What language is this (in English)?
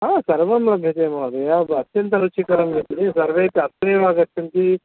Sanskrit